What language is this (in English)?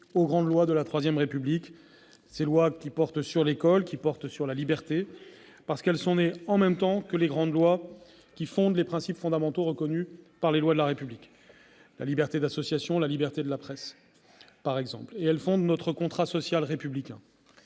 French